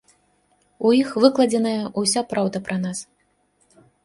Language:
Belarusian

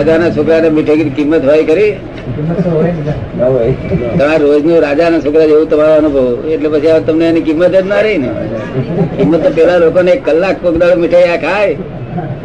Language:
Gujarati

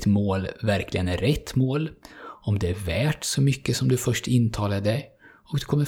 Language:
Swedish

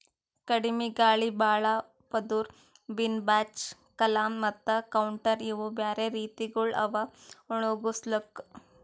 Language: Kannada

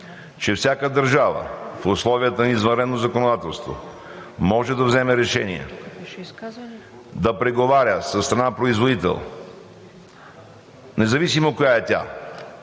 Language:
Bulgarian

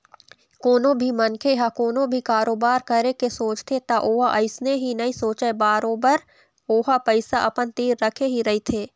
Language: Chhattisgarhi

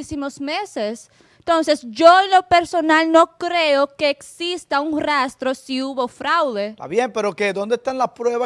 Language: Spanish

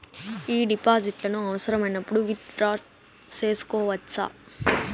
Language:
Telugu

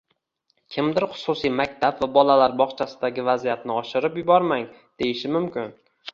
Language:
Uzbek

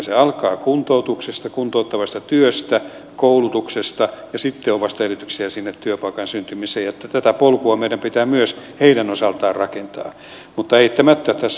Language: Finnish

